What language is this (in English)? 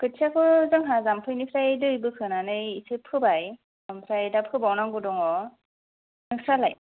Bodo